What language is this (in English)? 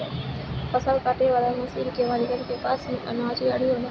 Bhojpuri